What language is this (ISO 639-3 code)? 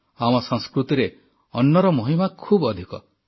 ori